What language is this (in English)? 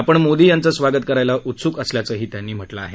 Marathi